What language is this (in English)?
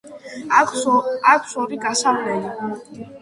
Georgian